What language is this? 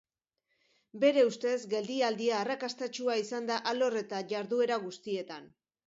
Basque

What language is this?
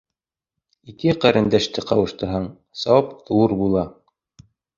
Bashkir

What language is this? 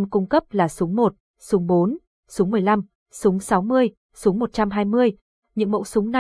Vietnamese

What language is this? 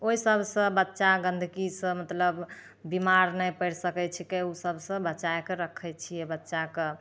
Maithili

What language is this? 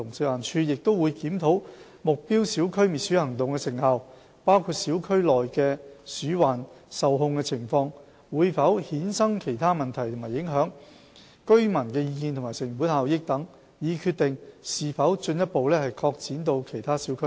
Cantonese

